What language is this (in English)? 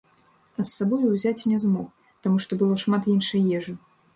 Belarusian